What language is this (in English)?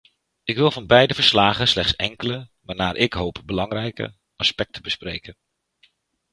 Dutch